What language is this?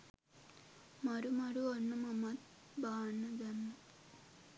Sinhala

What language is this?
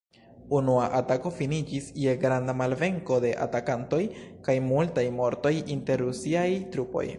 Esperanto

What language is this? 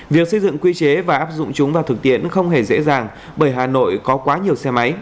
Vietnamese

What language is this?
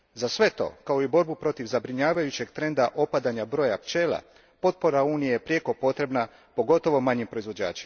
Croatian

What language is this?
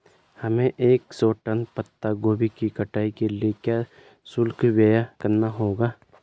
Hindi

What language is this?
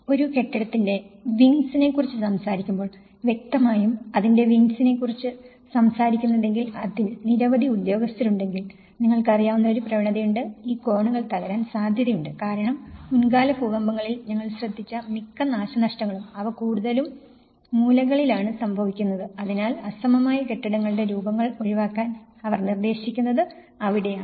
Malayalam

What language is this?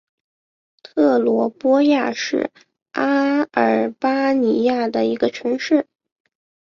Chinese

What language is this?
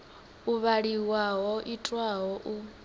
Venda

